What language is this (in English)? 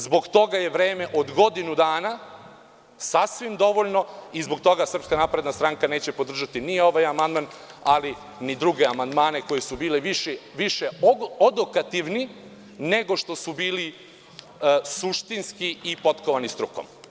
Serbian